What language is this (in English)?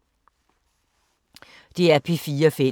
Danish